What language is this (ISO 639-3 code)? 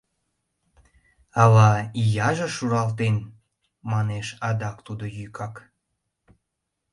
chm